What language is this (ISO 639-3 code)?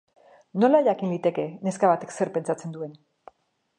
eus